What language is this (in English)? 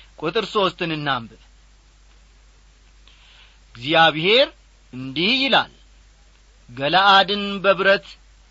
Amharic